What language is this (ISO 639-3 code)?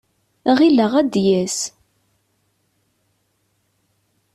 kab